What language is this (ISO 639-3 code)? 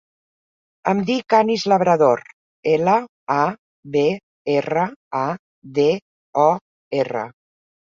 cat